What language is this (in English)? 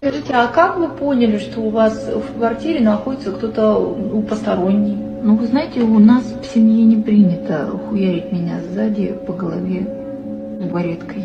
Russian